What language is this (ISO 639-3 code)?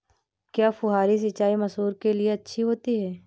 hin